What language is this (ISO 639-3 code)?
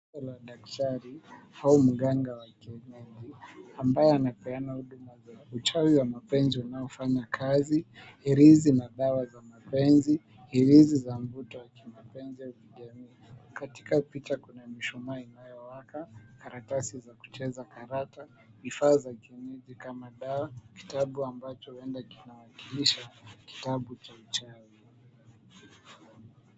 swa